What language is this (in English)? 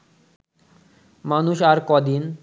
Bangla